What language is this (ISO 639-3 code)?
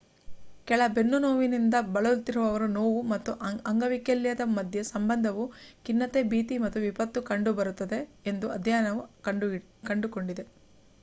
kan